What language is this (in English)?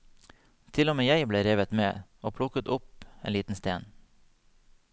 Norwegian